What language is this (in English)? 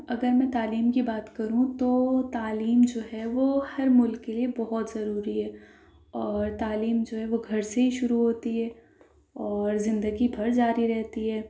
Urdu